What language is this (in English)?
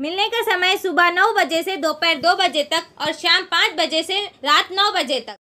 Hindi